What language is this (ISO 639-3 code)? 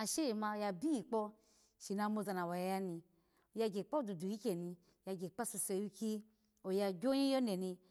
ala